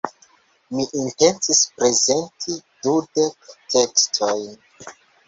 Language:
Esperanto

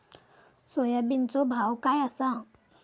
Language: Marathi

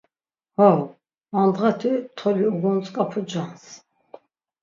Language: Laz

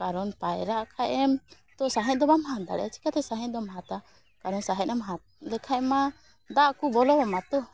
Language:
Santali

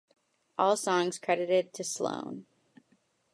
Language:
English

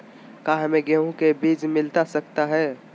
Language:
Magahi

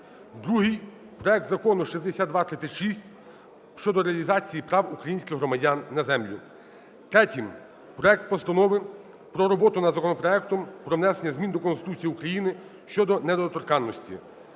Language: Ukrainian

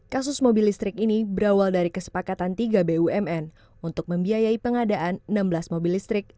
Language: Indonesian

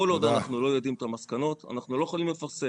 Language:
Hebrew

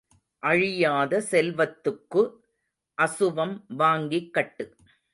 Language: Tamil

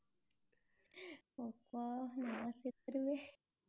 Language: Tamil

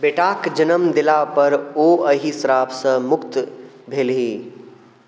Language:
Maithili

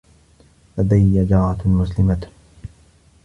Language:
Arabic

